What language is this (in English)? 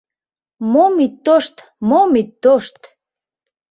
Mari